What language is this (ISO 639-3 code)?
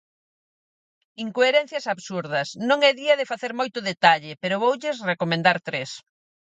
glg